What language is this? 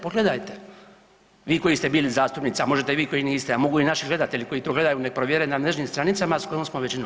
Croatian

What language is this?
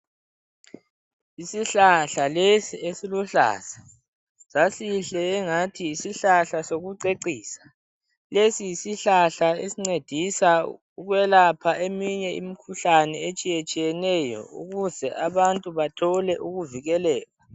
North Ndebele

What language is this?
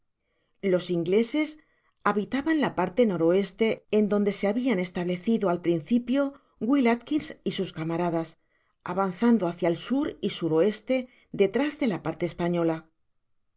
Spanish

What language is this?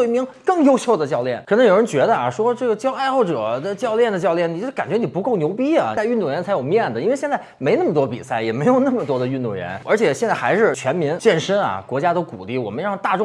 Chinese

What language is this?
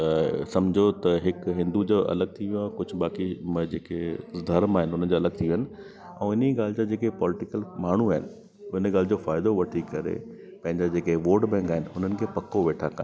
Sindhi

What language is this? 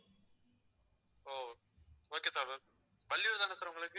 Tamil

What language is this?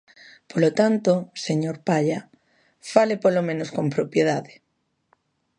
Galician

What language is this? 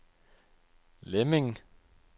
Danish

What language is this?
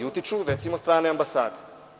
Serbian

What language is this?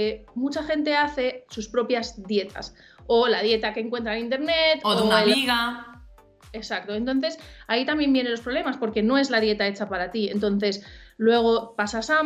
Spanish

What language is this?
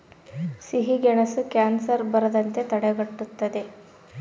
Kannada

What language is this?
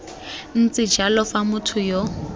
Tswana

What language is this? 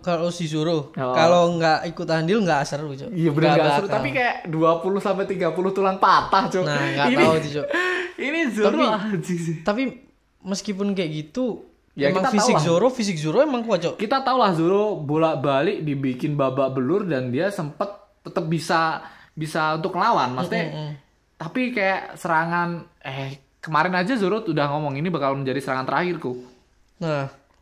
Indonesian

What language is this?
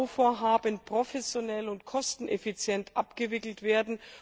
German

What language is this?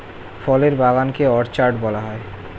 Bangla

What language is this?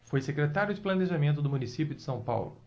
Portuguese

